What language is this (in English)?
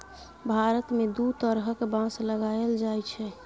Maithili